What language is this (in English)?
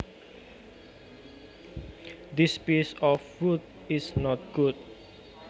Javanese